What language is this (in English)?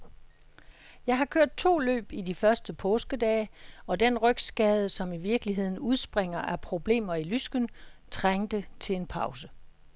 Danish